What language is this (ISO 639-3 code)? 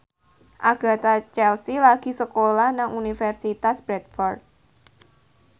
jav